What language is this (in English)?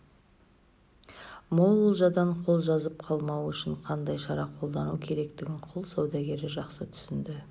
Kazakh